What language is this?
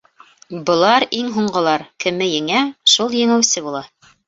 Bashkir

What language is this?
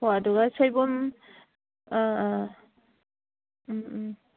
Manipuri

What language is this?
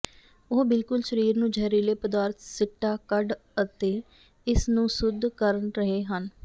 Punjabi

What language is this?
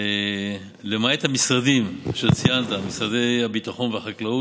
Hebrew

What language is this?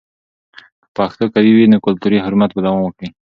Pashto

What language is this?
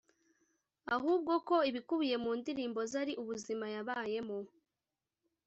Kinyarwanda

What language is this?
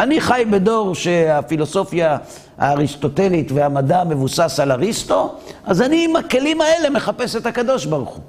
Hebrew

